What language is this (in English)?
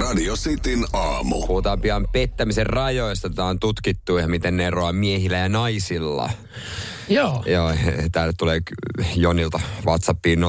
Finnish